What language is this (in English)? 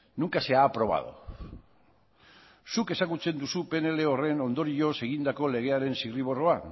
Basque